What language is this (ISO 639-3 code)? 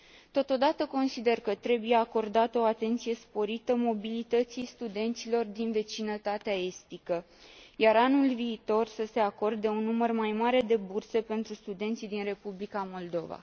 ron